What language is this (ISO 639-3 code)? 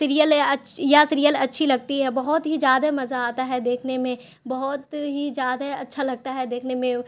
urd